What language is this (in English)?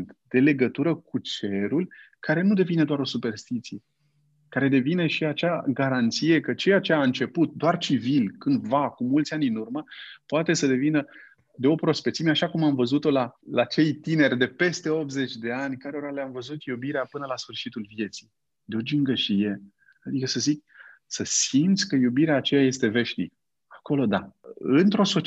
Romanian